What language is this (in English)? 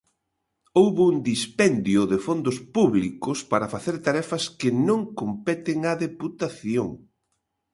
Galician